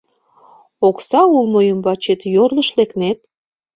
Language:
Mari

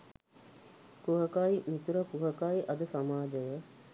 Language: Sinhala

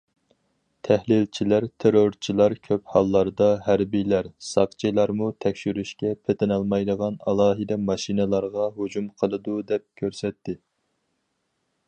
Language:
Uyghur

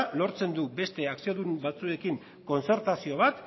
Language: Basque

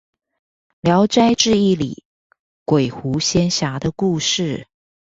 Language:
Chinese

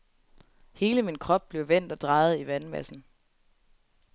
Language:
Danish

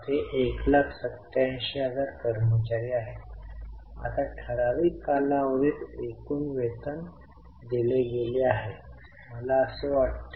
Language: Marathi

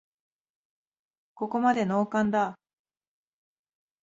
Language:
Japanese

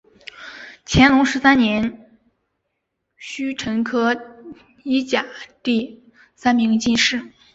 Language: Chinese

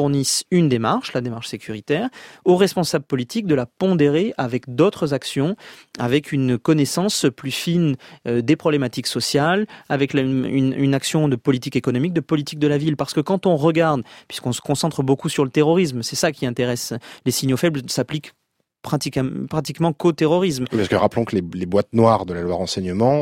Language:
French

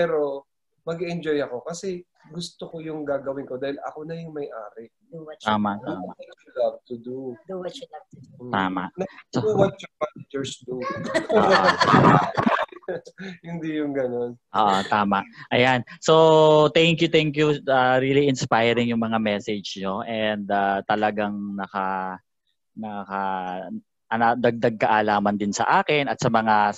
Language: Filipino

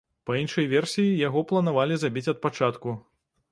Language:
Belarusian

